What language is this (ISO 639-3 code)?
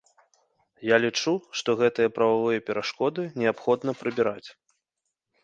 bel